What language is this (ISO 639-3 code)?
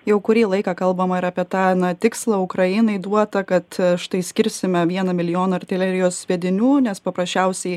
lit